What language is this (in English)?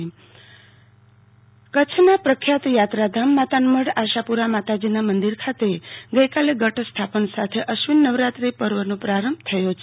Gujarati